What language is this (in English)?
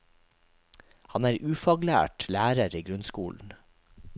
Norwegian